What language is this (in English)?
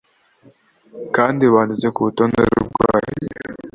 Kinyarwanda